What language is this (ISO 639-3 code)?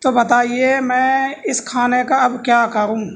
urd